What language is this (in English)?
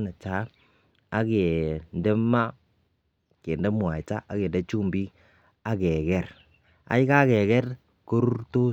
Kalenjin